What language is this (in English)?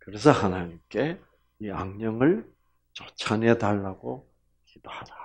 Korean